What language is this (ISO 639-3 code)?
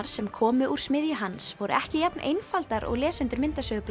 isl